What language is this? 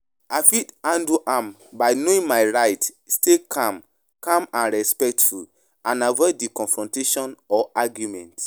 Nigerian Pidgin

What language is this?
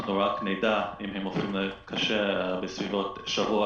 Hebrew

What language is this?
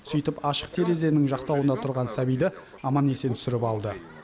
Kazakh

